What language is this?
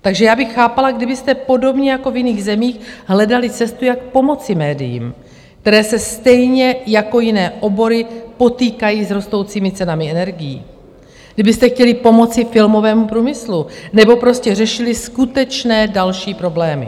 Czech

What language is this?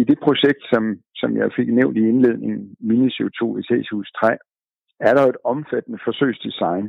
Danish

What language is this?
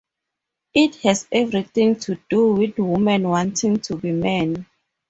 English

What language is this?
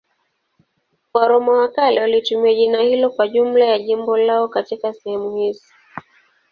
Swahili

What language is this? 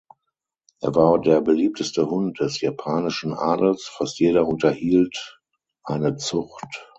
German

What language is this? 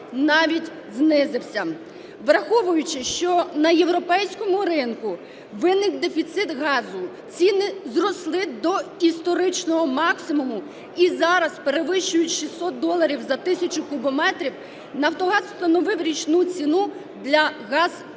Ukrainian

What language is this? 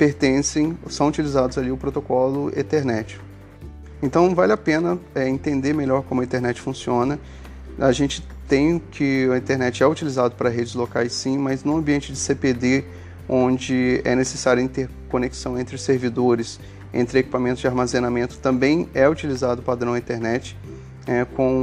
Portuguese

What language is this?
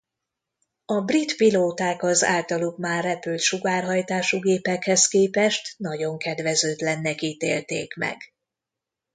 Hungarian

